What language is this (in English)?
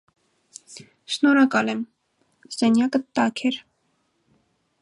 Armenian